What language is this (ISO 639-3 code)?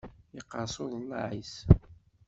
kab